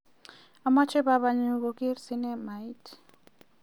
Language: Kalenjin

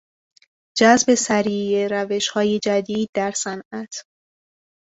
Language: Persian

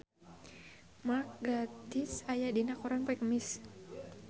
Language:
Sundanese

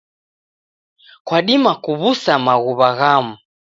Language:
Taita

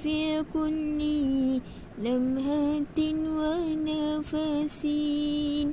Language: Malay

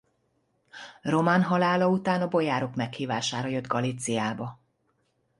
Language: Hungarian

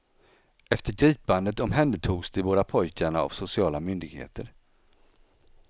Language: Swedish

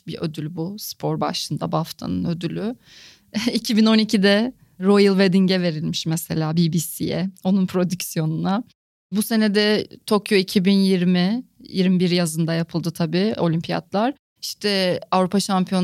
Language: Turkish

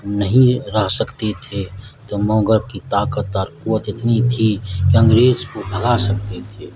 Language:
Urdu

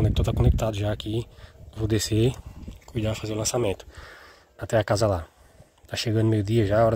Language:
Portuguese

